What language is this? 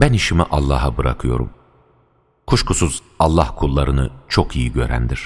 Turkish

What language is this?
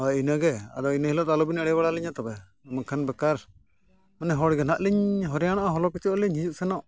Santali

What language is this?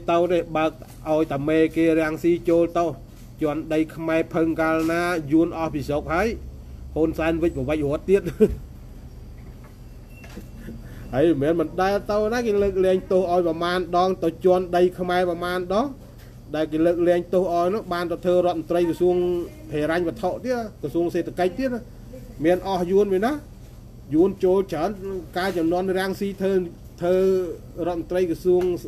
Thai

